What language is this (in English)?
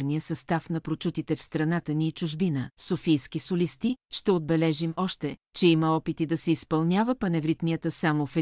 Bulgarian